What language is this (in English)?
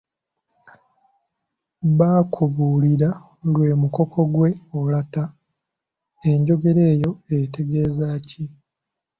Ganda